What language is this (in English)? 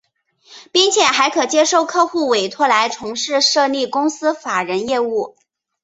Chinese